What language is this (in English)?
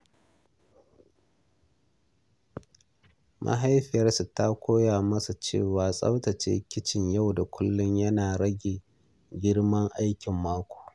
Hausa